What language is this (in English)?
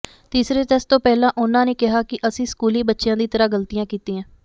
Punjabi